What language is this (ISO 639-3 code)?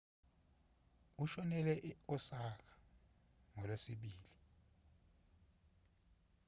zul